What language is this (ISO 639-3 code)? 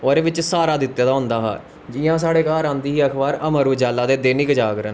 doi